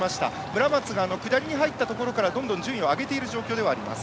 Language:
Japanese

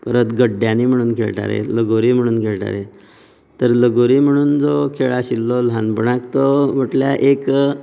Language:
Konkani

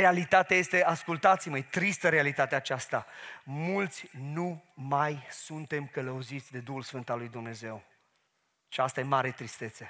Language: Romanian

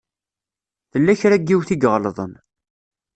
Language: Kabyle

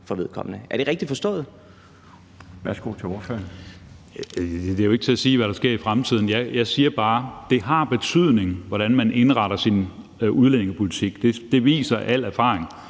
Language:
Danish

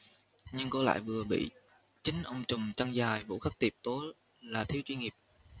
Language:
Vietnamese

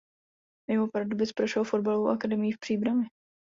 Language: Czech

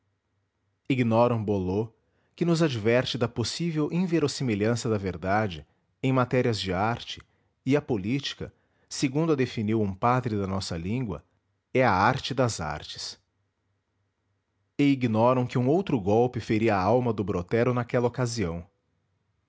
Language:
Portuguese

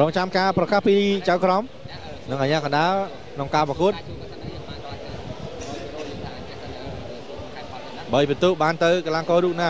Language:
Thai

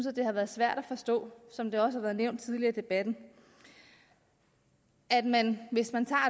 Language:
Danish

